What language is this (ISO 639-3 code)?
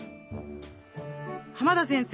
jpn